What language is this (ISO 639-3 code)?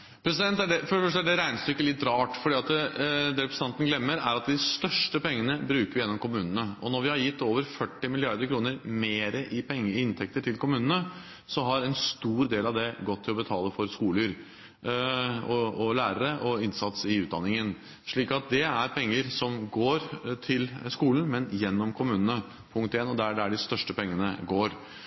nob